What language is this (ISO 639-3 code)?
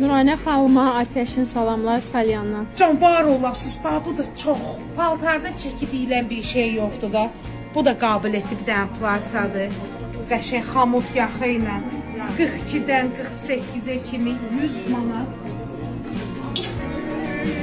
tur